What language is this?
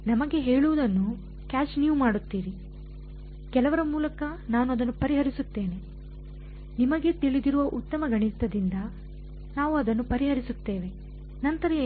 Kannada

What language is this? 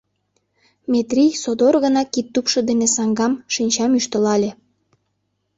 Mari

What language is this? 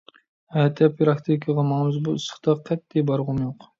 Uyghur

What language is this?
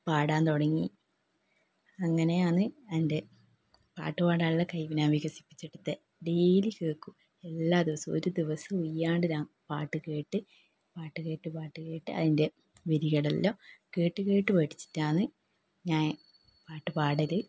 Malayalam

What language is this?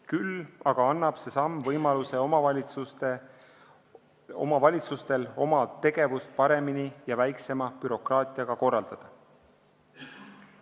Estonian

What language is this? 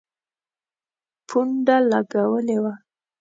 Pashto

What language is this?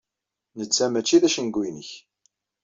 Kabyle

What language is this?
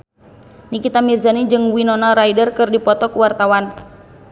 Sundanese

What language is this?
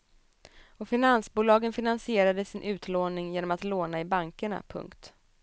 Swedish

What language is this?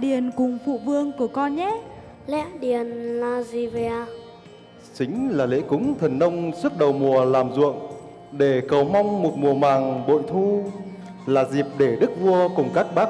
Vietnamese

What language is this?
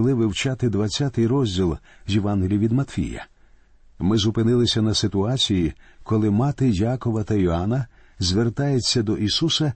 Ukrainian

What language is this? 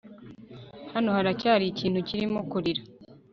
Kinyarwanda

